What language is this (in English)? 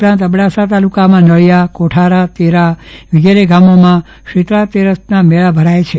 Gujarati